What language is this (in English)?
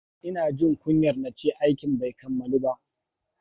Hausa